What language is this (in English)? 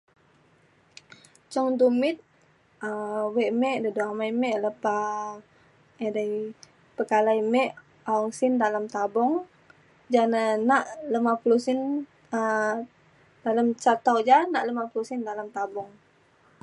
Mainstream Kenyah